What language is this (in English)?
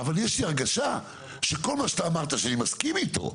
Hebrew